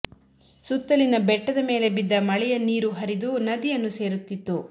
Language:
Kannada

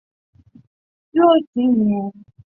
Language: Chinese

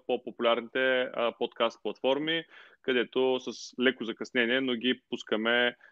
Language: Bulgarian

